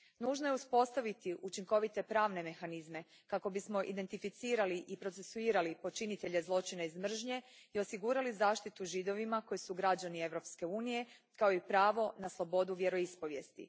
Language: Croatian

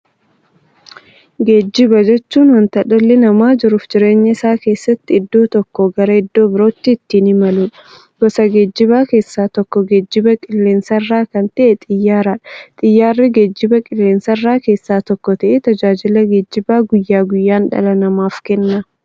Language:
Oromo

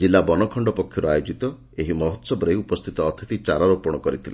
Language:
Odia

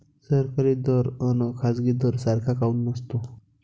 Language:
Marathi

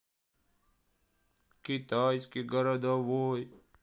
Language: Russian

